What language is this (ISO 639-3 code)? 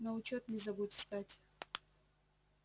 rus